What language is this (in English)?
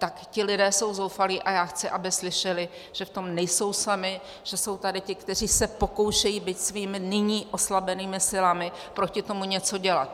Czech